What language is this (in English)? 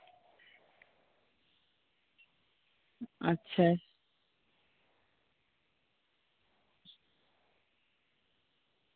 Santali